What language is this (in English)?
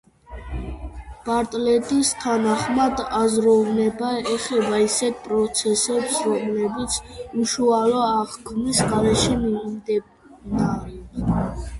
Georgian